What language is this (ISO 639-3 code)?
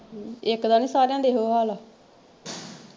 pan